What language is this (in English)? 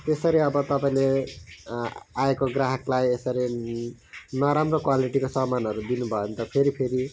Nepali